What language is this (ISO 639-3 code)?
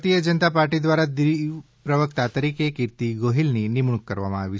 guj